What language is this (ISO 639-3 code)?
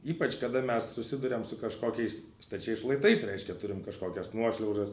lit